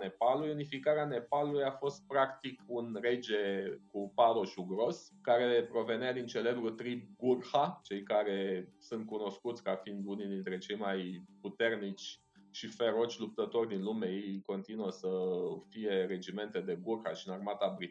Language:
Romanian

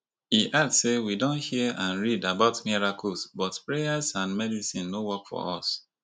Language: Nigerian Pidgin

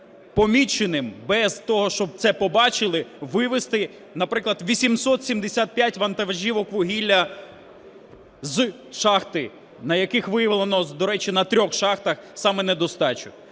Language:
Ukrainian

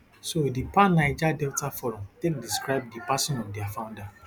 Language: Nigerian Pidgin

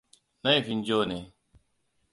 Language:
Hausa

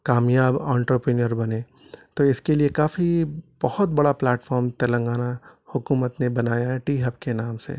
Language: Urdu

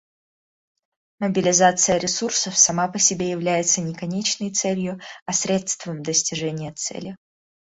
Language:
Russian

